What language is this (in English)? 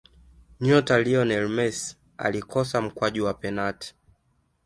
Swahili